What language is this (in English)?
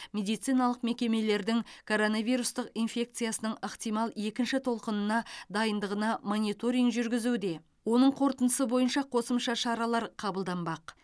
Kazakh